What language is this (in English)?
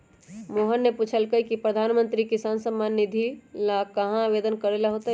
Magahi